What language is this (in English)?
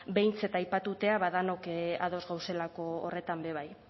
Basque